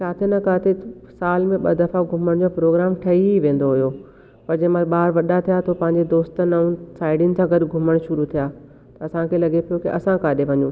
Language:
Sindhi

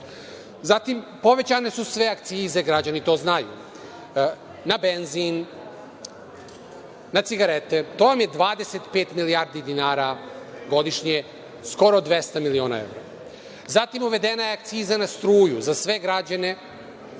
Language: Serbian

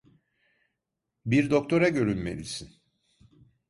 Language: Turkish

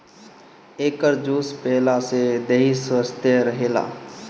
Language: Bhojpuri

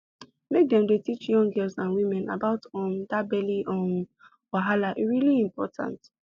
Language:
Nigerian Pidgin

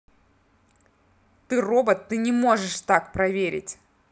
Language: Russian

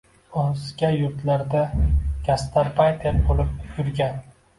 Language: Uzbek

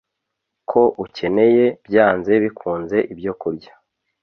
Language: Kinyarwanda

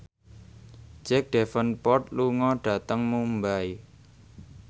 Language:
Javanese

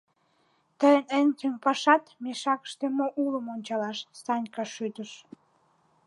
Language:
Mari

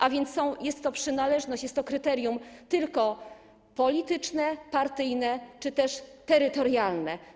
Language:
Polish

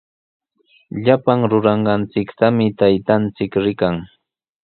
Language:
Sihuas Ancash Quechua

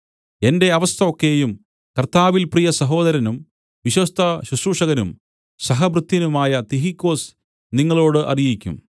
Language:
Malayalam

